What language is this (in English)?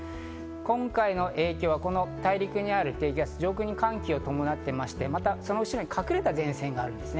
Japanese